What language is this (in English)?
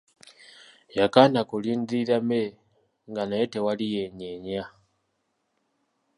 Ganda